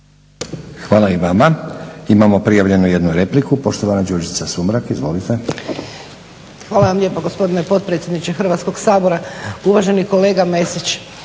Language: Croatian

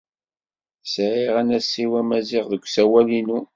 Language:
Kabyle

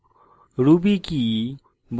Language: Bangla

